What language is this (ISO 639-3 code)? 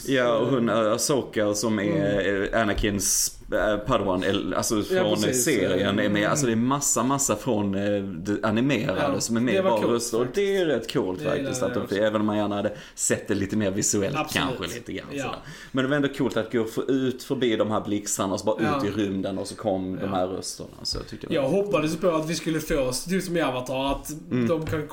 swe